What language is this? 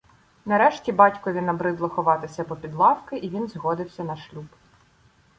Ukrainian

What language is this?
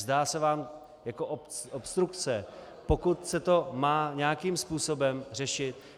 Czech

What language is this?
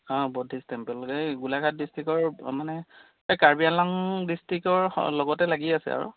Assamese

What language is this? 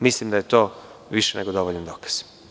Serbian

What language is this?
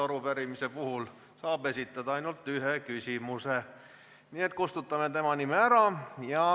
Estonian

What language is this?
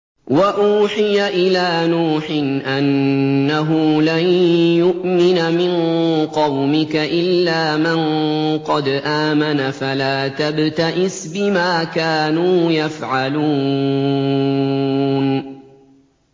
Arabic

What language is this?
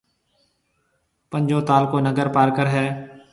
Marwari (Pakistan)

